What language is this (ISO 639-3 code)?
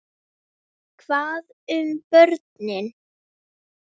isl